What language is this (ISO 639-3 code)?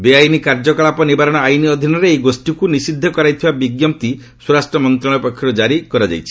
ori